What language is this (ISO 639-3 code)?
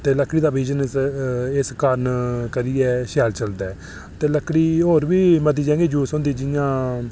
doi